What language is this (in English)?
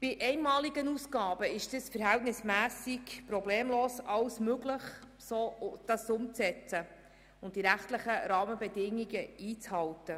Swiss German